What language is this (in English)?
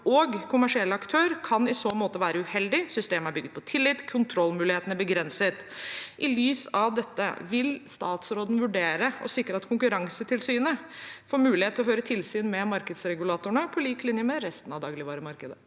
Norwegian